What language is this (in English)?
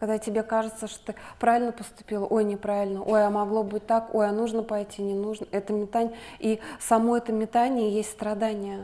Russian